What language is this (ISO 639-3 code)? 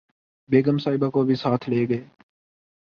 urd